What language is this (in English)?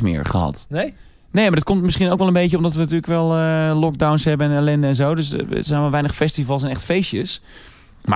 Dutch